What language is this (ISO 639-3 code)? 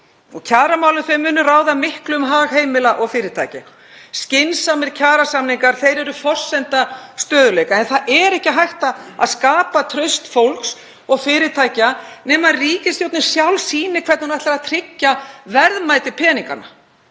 isl